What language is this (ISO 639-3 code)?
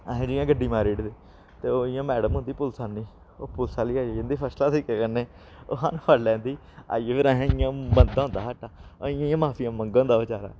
doi